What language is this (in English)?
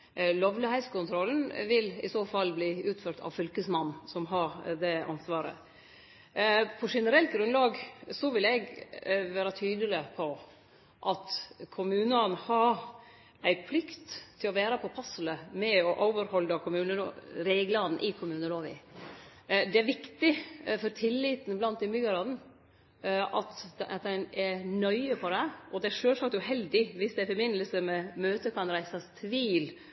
Norwegian Nynorsk